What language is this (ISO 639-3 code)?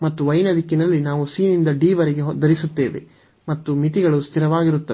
kan